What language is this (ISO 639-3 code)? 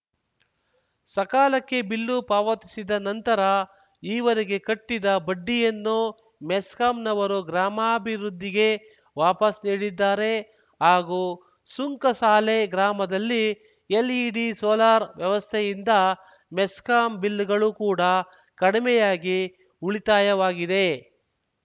kan